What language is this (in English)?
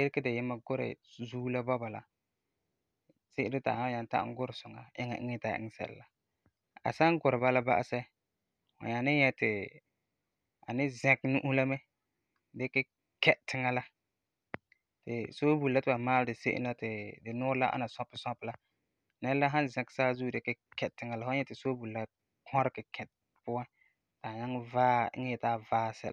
Frafra